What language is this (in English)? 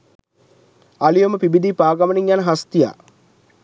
Sinhala